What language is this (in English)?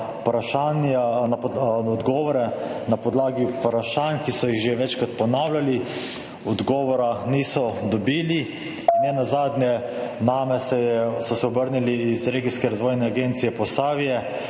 Slovenian